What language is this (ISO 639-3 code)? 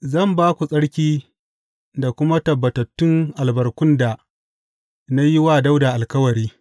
hau